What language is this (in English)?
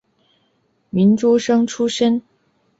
Chinese